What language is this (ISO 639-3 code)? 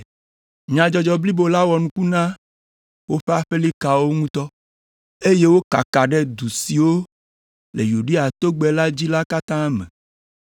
ewe